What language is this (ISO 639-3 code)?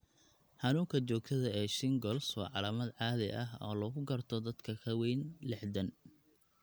som